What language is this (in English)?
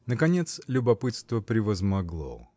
Russian